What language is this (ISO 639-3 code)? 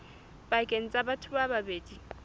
sot